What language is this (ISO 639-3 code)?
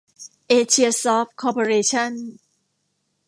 tha